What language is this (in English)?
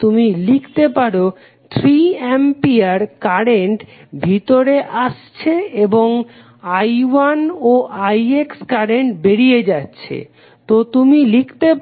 Bangla